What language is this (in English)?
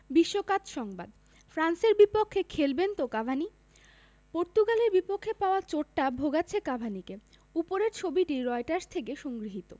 Bangla